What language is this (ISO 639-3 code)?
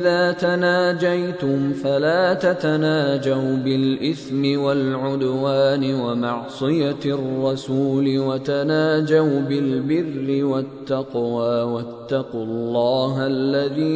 ara